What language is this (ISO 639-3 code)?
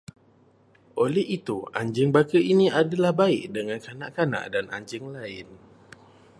msa